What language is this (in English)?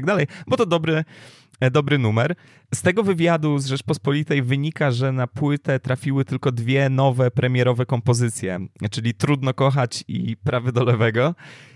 Polish